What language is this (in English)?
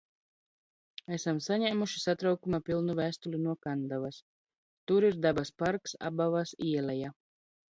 Latvian